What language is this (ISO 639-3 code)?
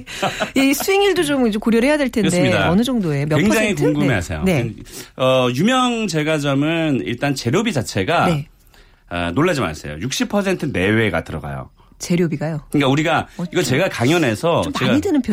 kor